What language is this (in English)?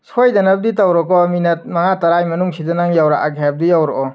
Manipuri